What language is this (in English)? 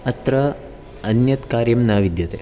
Sanskrit